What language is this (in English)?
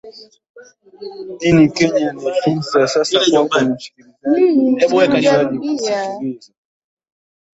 Swahili